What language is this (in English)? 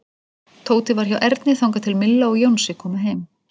Icelandic